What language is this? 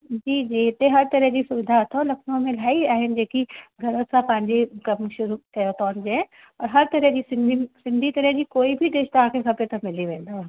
Sindhi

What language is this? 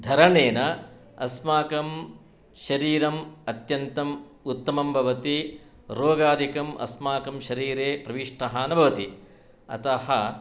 Sanskrit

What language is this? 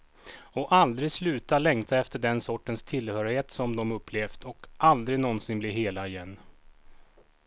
Swedish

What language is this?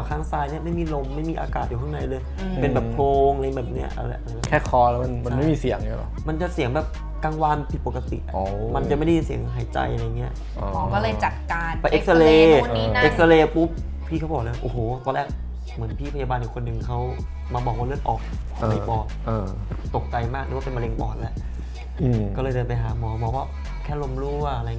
Thai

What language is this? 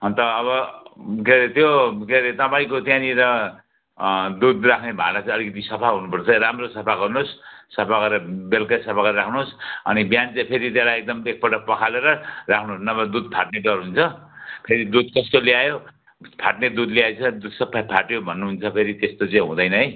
Nepali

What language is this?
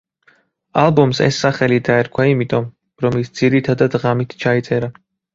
Georgian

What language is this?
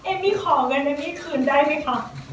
Thai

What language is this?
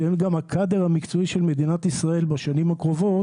Hebrew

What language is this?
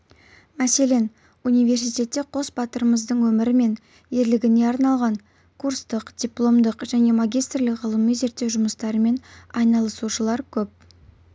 Kazakh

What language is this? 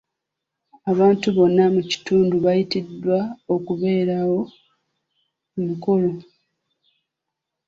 Ganda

